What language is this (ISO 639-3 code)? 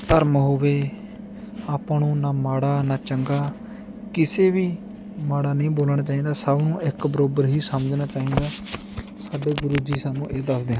pan